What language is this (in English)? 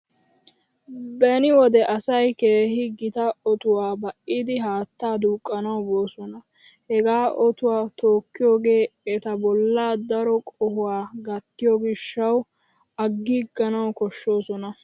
Wolaytta